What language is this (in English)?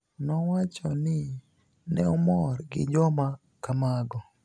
Luo (Kenya and Tanzania)